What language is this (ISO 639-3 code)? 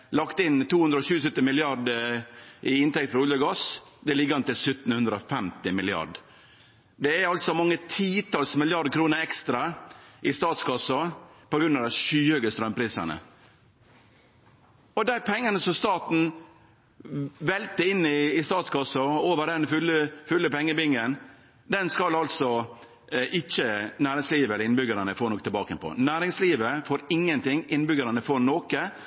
nno